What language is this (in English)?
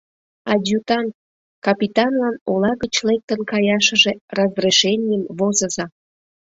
Mari